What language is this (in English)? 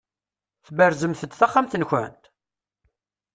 Kabyle